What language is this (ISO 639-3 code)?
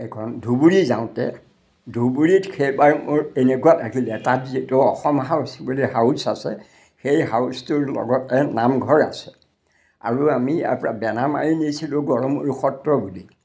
asm